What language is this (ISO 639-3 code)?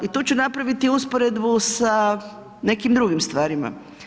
hrv